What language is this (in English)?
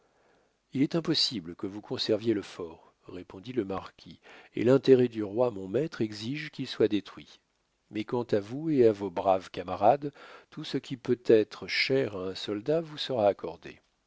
French